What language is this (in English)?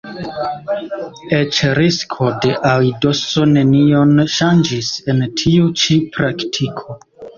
Esperanto